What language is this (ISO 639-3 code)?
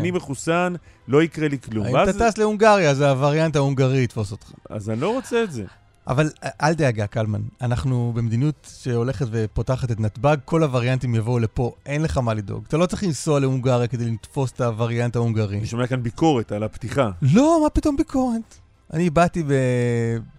heb